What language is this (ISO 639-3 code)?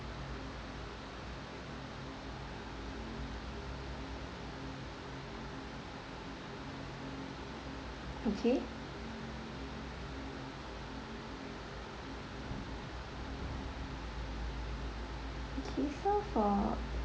eng